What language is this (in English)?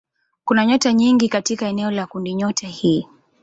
Swahili